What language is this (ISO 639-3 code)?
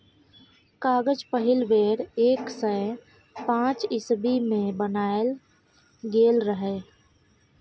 mai